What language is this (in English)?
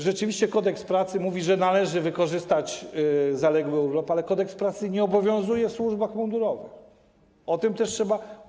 Polish